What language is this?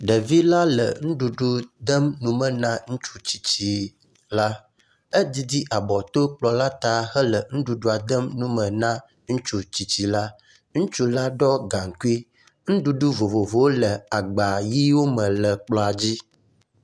Ewe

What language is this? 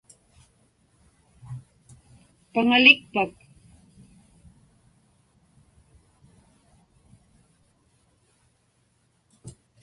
Inupiaq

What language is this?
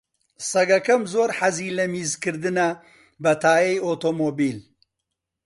Central Kurdish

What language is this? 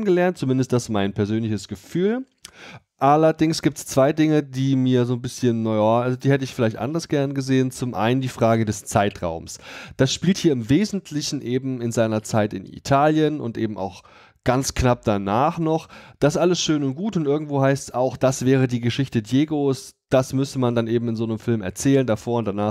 German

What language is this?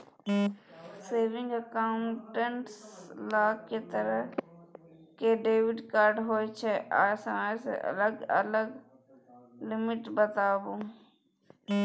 Maithili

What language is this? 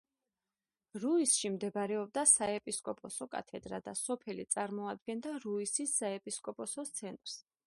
Georgian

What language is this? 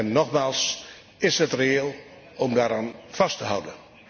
Dutch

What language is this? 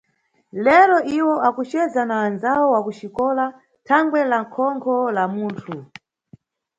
Nyungwe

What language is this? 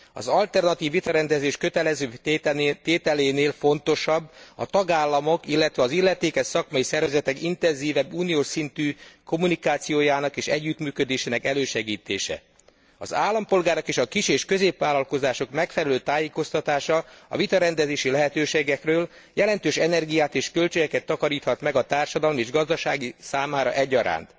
Hungarian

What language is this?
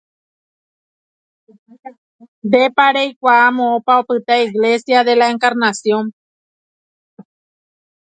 Guarani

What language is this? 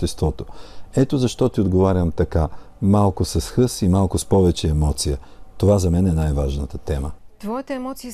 Bulgarian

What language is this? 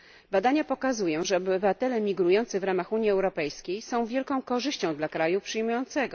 Polish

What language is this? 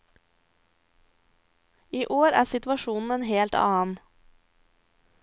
Norwegian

